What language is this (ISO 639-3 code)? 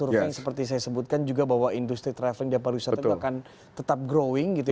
ind